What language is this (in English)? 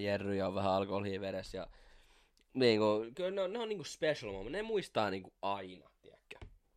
Finnish